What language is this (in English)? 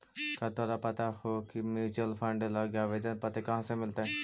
Magahi